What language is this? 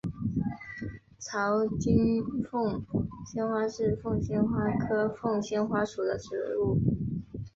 Chinese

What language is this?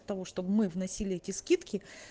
Russian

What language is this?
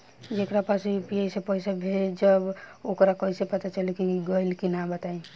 Bhojpuri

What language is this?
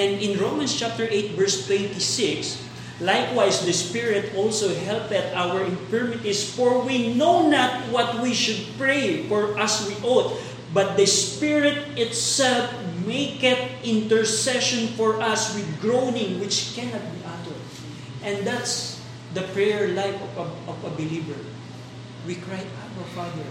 Filipino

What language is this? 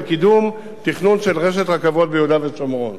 Hebrew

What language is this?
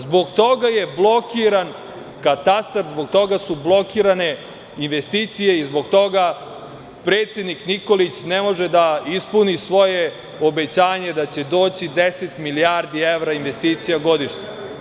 Serbian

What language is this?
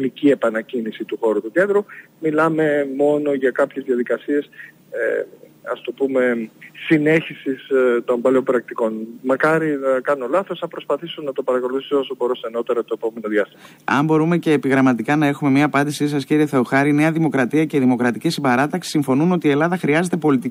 Greek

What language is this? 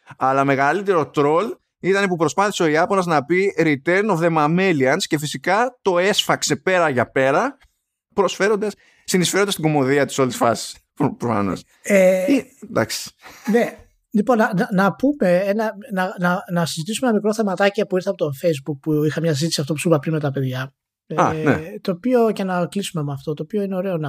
Greek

